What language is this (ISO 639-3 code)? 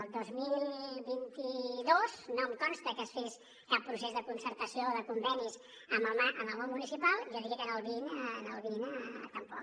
cat